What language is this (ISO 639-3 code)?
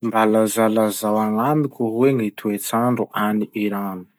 msh